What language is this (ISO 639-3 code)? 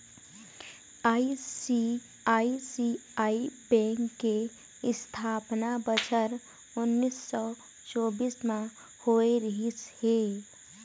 hne